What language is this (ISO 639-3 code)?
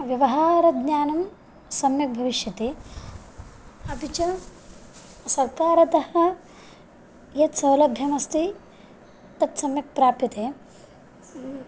san